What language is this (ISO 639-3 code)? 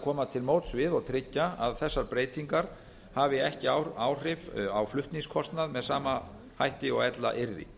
isl